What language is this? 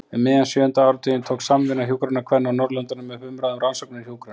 Icelandic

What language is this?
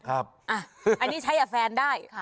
Thai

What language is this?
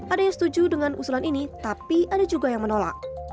Indonesian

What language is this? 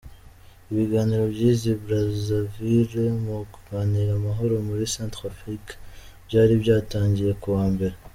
Kinyarwanda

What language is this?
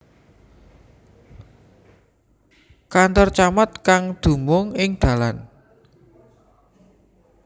Javanese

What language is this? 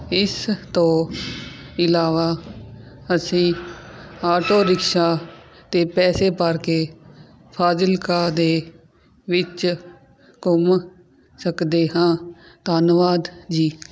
Punjabi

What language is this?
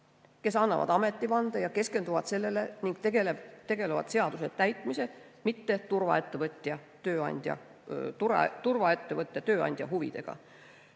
Estonian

